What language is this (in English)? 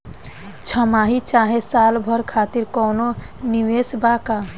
Bhojpuri